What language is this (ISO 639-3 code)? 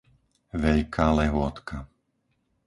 slk